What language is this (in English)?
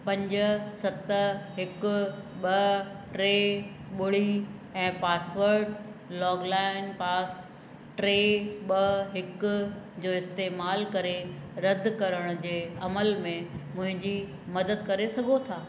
Sindhi